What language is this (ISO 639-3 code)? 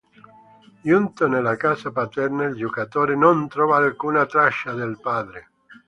ita